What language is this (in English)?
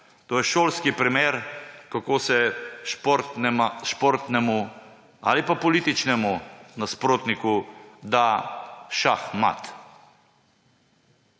Slovenian